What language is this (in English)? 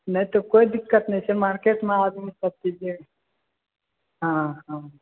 Maithili